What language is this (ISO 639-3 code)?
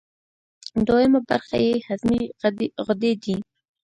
pus